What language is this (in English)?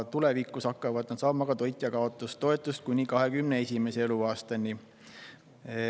Estonian